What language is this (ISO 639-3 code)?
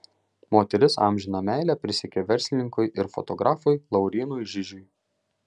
lit